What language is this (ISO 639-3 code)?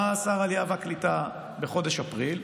heb